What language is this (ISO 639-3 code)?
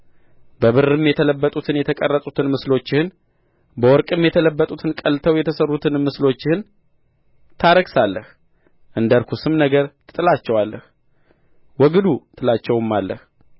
amh